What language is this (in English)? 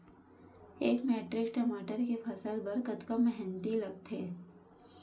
Chhattisgarhi